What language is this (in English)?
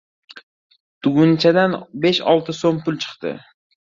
Uzbek